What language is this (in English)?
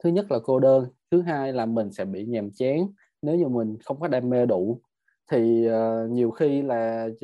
Vietnamese